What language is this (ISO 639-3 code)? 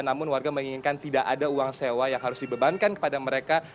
ind